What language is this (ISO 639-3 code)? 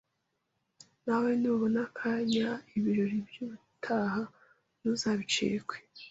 kin